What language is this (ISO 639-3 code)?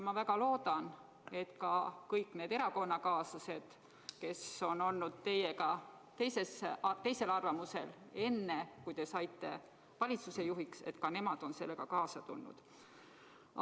est